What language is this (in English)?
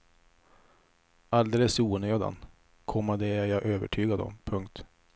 Swedish